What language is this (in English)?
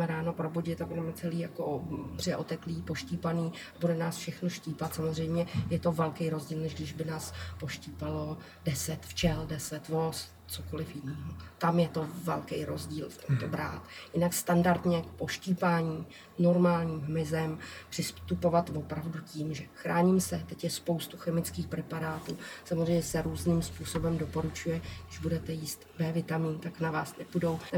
Czech